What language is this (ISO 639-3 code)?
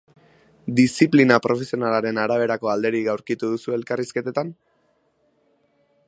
eus